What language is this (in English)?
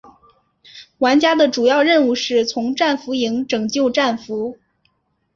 Chinese